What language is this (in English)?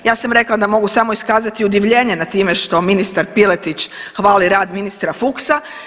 Croatian